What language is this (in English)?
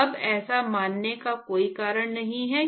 Hindi